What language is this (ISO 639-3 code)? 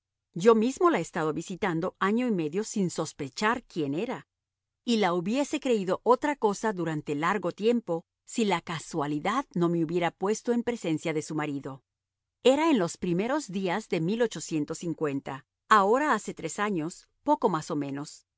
spa